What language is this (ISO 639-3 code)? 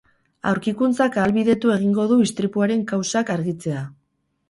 eus